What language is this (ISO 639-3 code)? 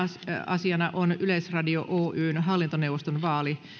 fin